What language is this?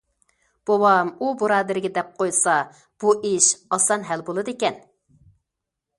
Uyghur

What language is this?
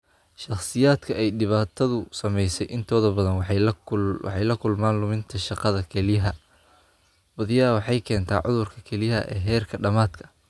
Somali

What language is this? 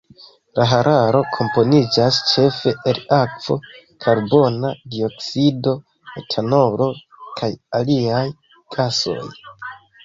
Esperanto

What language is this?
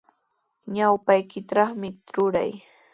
Sihuas Ancash Quechua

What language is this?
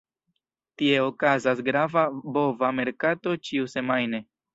Esperanto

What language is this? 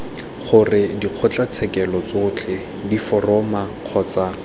Tswana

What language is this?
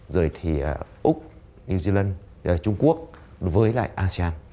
Vietnamese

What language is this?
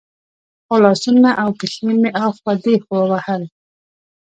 Pashto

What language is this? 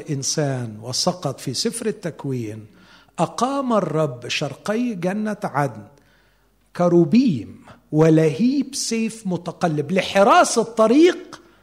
Arabic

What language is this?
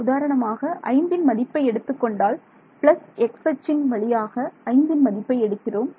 Tamil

